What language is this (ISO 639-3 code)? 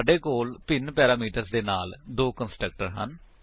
pan